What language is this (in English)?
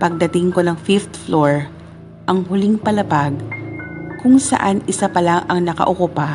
Filipino